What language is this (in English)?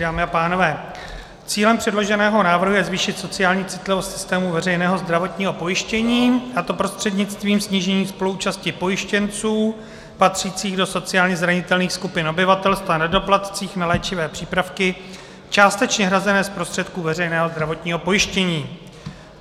Czech